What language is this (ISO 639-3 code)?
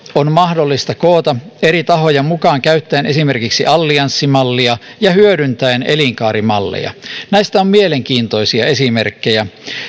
fin